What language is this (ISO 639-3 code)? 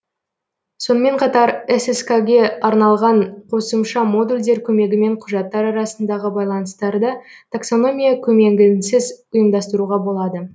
kaz